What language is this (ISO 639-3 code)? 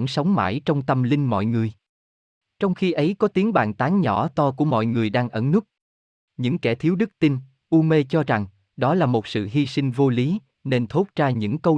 vie